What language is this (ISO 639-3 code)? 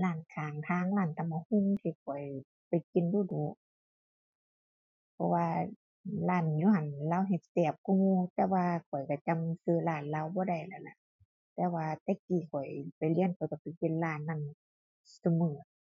tha